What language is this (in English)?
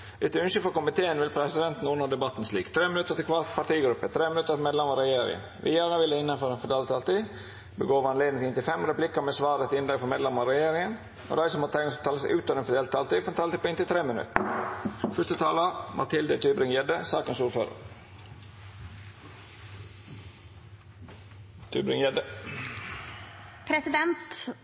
Norwegian Nynorsk